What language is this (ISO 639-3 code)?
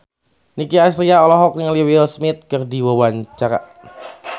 sun